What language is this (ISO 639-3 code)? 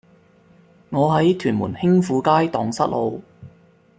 yue